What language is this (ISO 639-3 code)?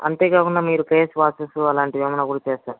tel